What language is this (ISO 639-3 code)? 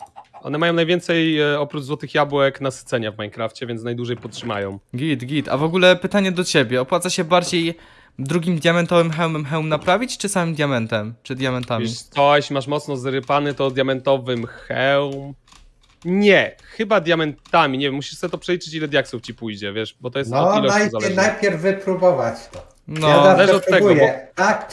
pol